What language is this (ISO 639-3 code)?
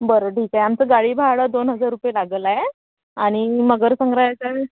mar